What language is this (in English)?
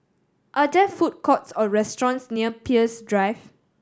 English